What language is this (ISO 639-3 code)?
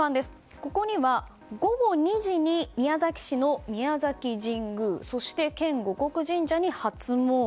jpn